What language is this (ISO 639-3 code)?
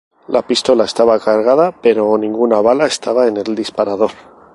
spa